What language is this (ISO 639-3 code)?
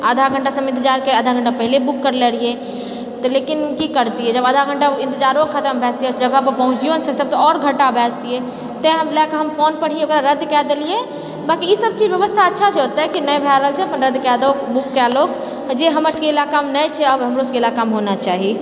mai